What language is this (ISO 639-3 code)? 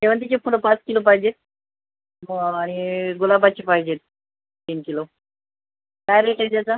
mar